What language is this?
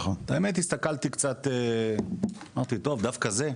Hebrew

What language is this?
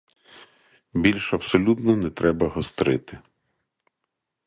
Ukrainian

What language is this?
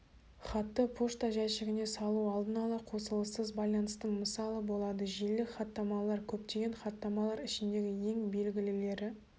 Kazakh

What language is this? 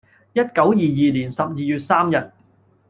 Cantonese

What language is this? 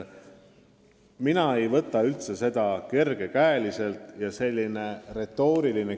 Estonian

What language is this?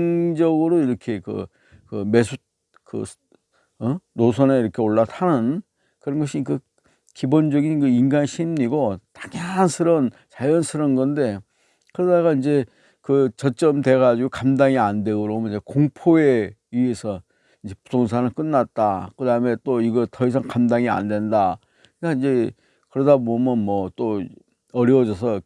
Korean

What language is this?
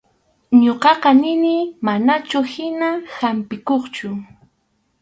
Arequipa-La Unión Quechua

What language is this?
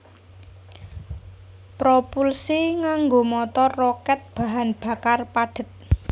Javanese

